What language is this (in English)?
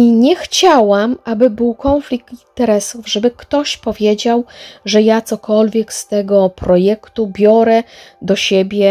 Polish